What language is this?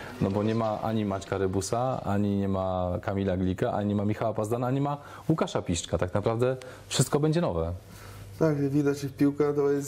Polish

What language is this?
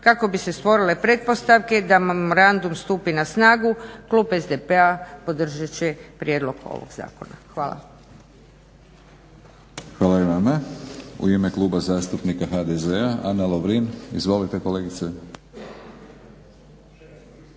Croatian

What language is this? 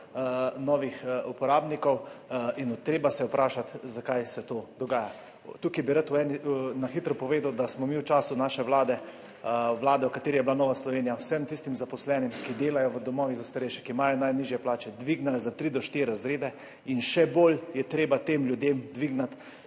Slovenian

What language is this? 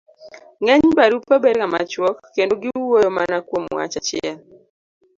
Luo (Kenya and Tanzania)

